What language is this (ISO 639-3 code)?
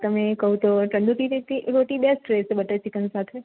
guj